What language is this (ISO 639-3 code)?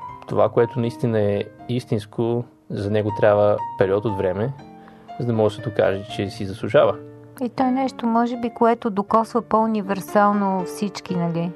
bul